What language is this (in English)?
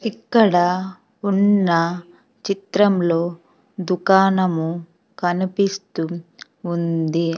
Telugu